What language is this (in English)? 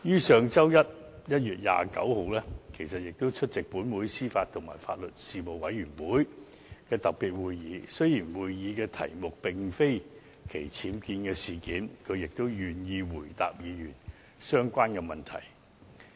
Cantonese